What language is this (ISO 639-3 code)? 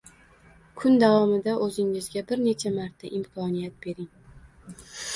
uzb